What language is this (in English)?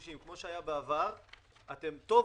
Hebrew